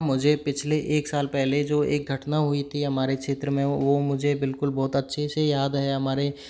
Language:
Hindi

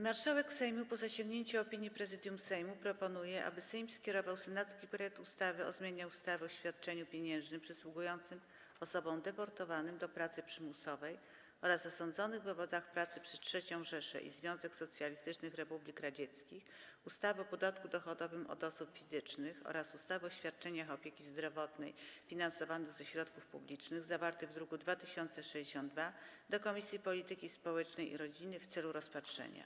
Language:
Polish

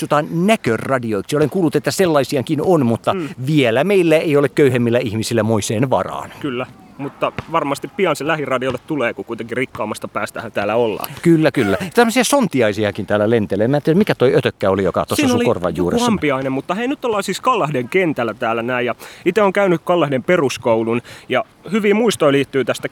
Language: Finnish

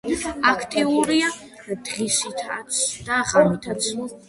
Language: Georgian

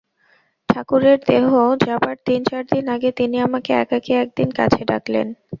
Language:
Bangla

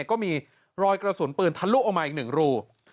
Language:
Thai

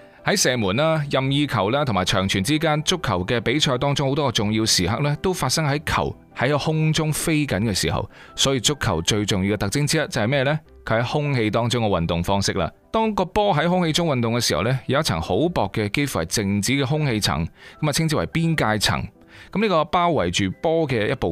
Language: Chinese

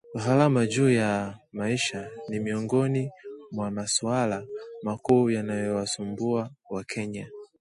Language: Swahili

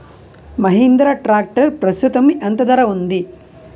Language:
Telugu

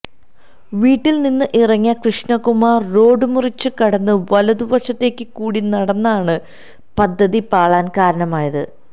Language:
Malayalam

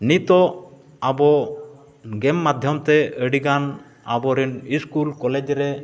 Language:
Santali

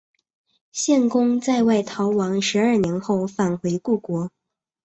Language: Chinese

